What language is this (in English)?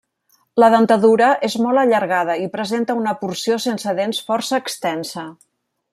Catalan